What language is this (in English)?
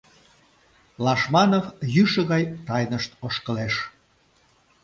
Mari